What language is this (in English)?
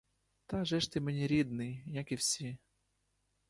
Ukrainian